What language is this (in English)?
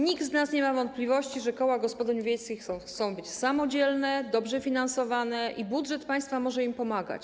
Polish